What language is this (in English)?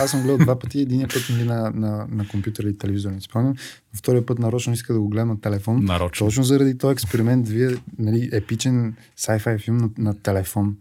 Bulgarian